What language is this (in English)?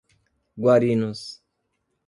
Portuguese